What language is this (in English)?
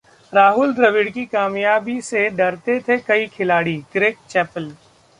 Hindi